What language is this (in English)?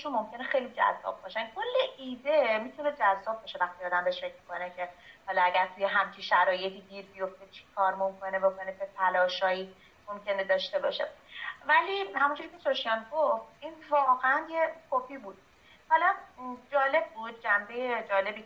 Persian